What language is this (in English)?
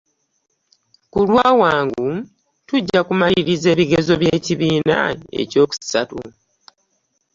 Ganda